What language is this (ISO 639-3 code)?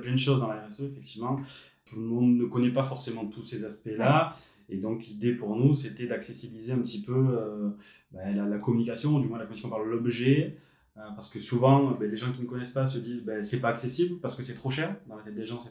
fra